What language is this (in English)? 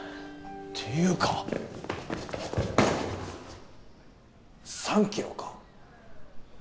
Japanese